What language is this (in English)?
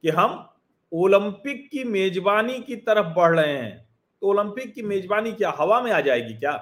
Hindi